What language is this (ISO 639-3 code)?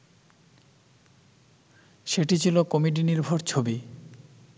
ben